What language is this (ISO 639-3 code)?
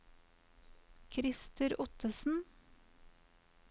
nor